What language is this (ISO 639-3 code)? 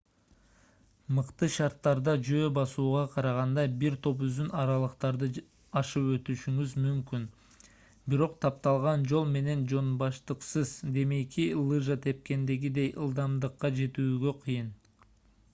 kir